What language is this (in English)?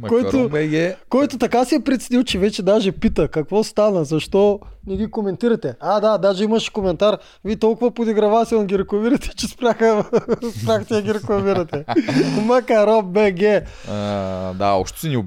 Bulgarian